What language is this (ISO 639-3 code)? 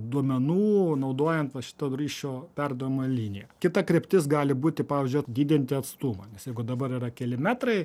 lit